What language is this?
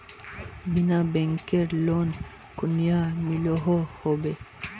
Magahi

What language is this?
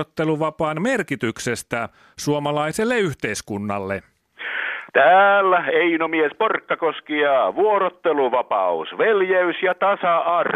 Finnish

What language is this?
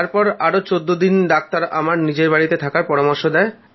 Bangla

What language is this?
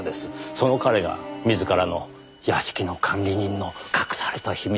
Japanese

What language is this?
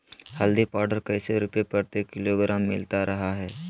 Magahi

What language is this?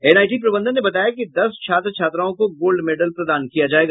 Hindi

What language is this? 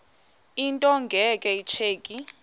Xhosa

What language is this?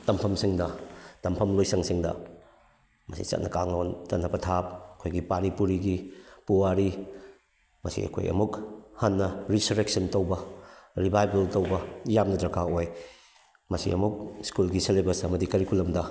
Manipuri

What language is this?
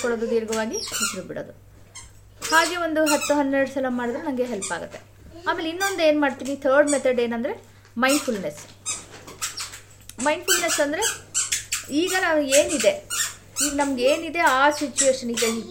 Kannada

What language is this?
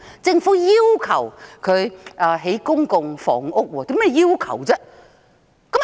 Cantonese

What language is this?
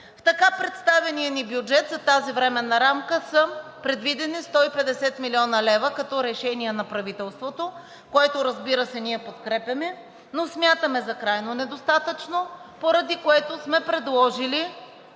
Bulgarian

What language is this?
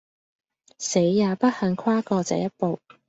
Cantonese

